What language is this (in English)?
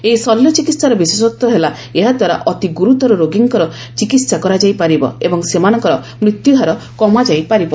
Odia